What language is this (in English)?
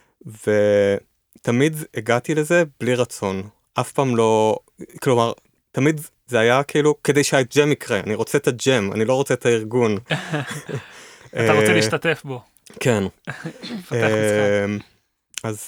Hebrew